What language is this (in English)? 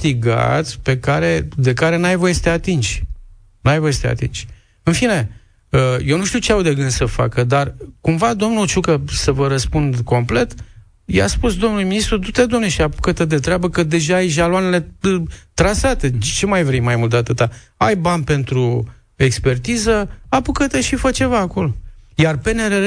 Romanian